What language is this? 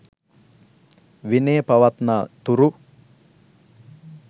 Sinhala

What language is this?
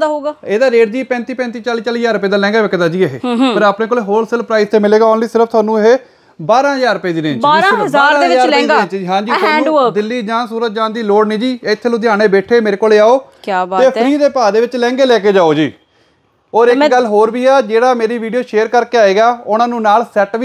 Punjabi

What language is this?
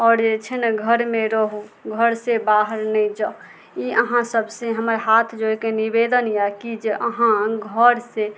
Maithili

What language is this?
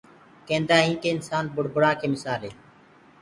Gurgula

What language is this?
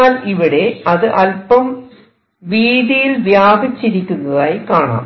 Malayalam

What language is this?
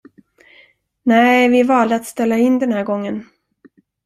Swedish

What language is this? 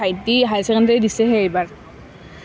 Assamese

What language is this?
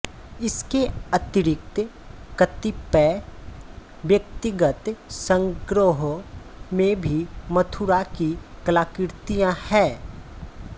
Hindi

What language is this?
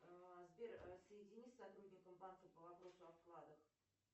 Russian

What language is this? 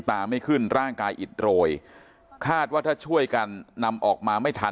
Thai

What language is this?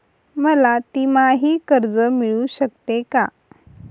Marathi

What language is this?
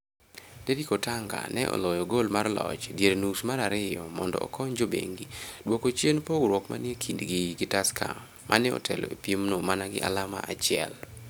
Luo (Kenya and Tanzania)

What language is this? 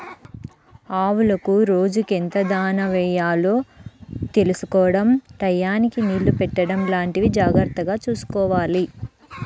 Telugu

